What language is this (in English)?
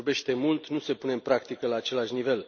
Romanian